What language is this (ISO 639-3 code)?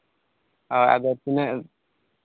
sat